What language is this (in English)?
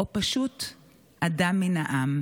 Hebrew